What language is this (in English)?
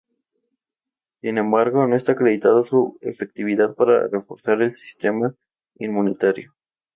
Spanish